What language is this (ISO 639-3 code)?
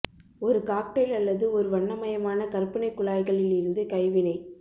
tam